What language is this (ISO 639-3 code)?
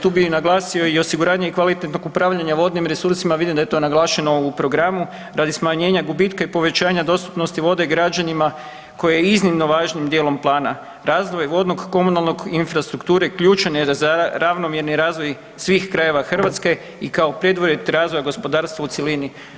hrv